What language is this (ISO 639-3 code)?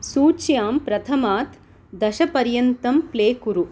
san